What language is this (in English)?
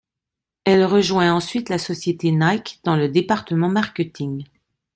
French